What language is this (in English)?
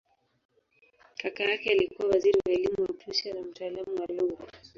Swahili